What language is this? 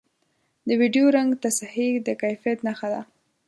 Pashto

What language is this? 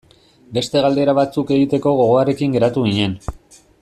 Basque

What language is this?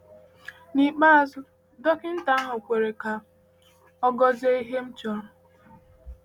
Igbo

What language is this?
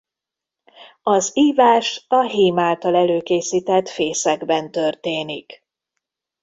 Hungarian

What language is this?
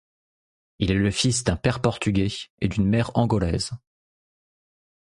French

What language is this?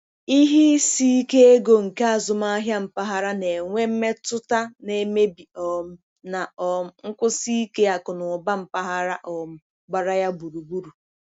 Igbo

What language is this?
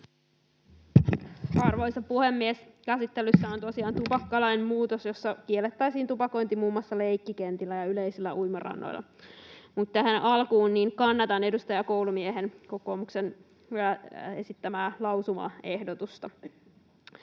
Finnish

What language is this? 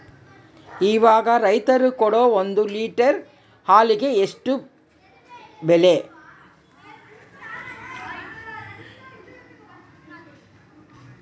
Kannada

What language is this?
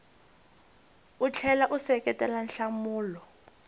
Tsonga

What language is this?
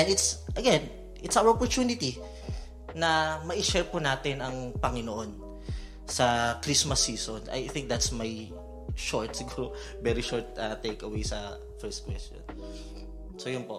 Filipino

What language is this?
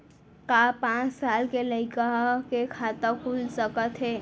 Chhattisgarhi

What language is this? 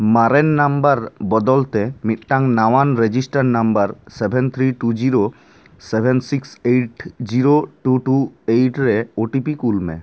Santali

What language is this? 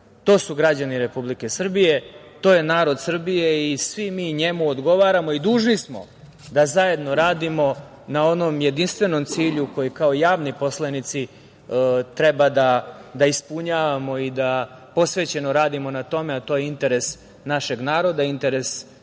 Serbian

